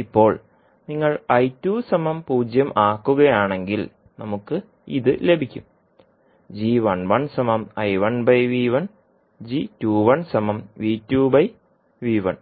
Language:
Malayalam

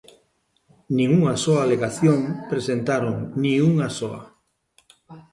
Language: Galician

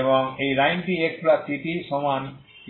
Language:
Bangla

